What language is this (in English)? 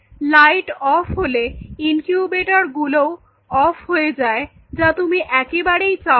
Bangla